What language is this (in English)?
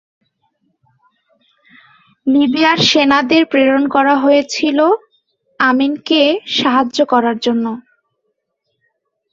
Bangla